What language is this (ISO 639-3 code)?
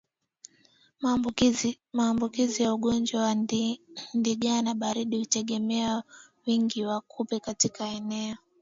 swa